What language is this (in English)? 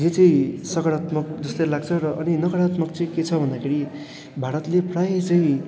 Nepali